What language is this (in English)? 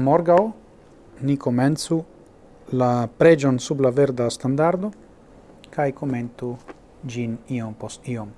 Italian